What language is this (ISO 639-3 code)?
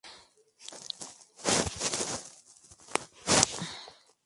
spa